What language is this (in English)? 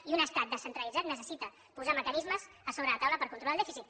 Catalan